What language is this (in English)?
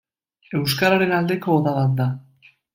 Basque